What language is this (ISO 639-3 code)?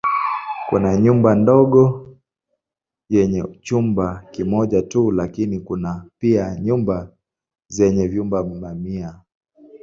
swa